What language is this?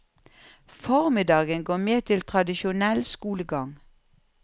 Norwegian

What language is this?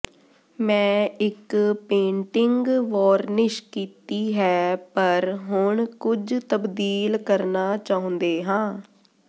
Punjabi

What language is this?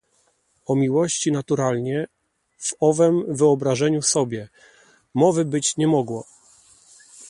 Polish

